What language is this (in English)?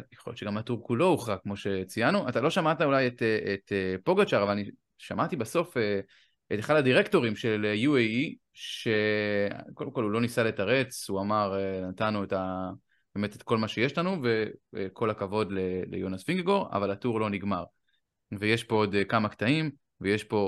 Hebrew